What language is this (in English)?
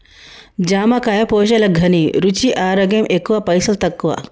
Telugu